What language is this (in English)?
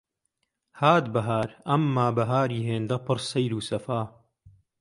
Central Kurdish